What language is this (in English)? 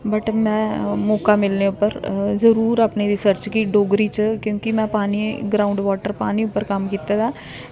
Dogri